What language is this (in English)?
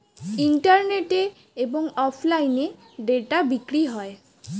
Bangla